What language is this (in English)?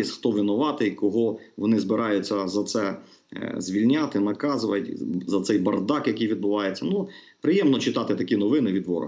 Ukrainian